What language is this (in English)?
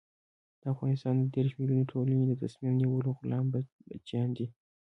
Pashto